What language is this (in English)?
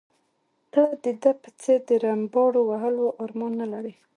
Pashto